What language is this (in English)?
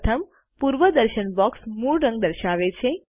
Gujarati